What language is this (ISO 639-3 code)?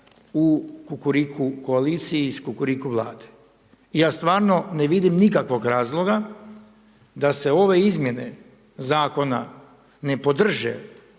hrv